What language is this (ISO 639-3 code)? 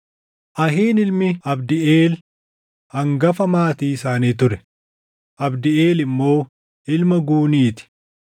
orm